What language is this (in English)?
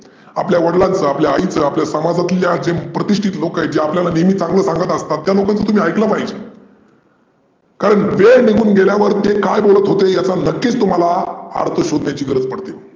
Marathi